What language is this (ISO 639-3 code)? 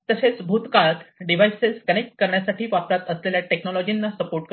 mar